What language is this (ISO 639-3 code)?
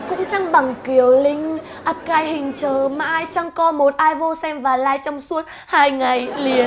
vie